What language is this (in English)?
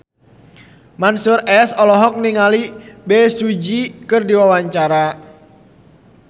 Sundanese